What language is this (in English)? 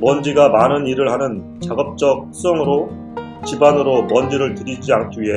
Korean